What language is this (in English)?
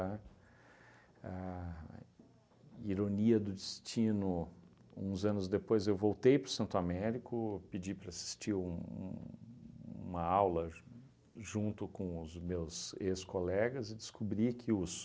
Portuguese